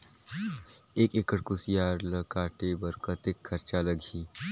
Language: Chhattisgarhi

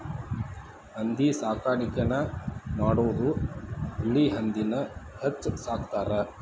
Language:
Kannada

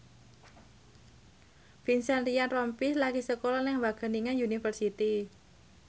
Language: Javanese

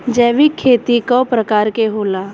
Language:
Bhojpuri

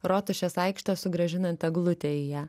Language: Lithuanian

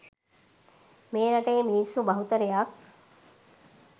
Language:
Sinhala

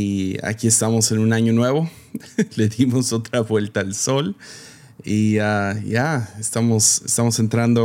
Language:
Spanish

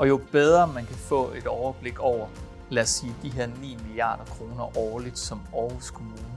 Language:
Danish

